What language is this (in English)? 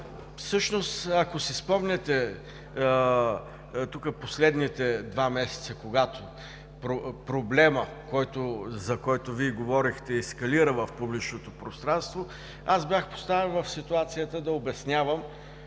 Bulgarian